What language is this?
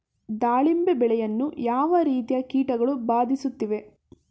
Kannada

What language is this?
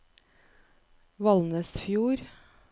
Norwegian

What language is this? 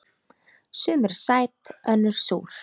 Icelandic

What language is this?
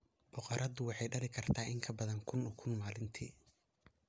Somali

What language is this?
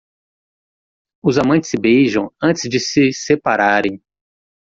Portuguese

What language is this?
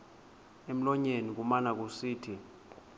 Xhosa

